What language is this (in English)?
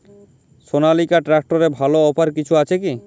Bangla